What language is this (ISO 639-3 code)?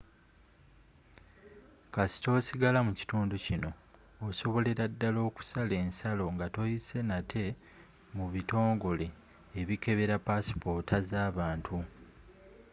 lug